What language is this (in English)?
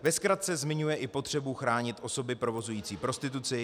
Czech